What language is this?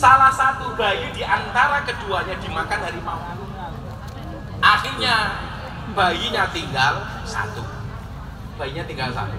Indonesian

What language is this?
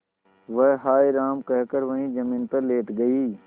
Hindi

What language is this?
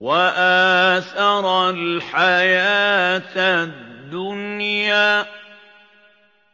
Arabic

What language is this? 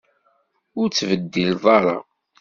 Kabyle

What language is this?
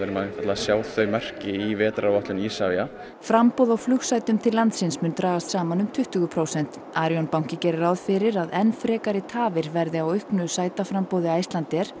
Icelandic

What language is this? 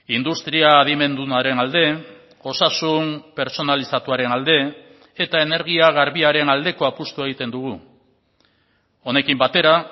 Basque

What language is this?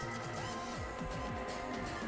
Bangla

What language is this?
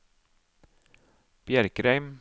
Norwegian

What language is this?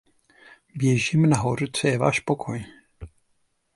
Czech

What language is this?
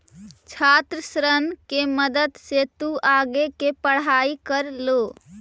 Magahi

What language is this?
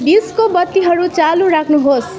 Nepali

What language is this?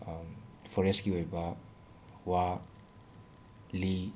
Manipuri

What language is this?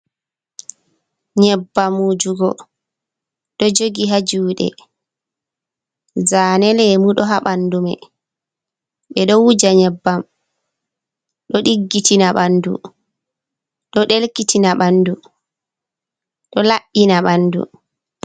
Fula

